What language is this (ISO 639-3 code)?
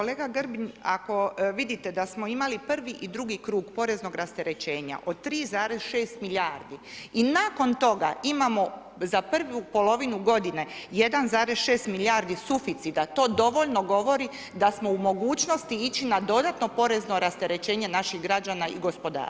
hrv